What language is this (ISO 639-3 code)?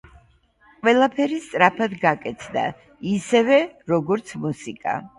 kat